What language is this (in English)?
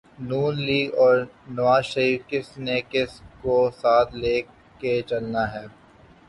Urdu